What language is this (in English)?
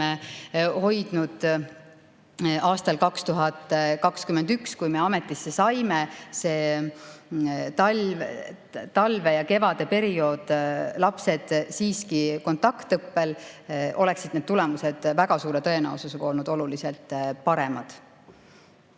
Estonian